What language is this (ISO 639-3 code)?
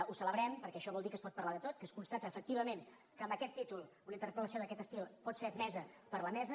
cat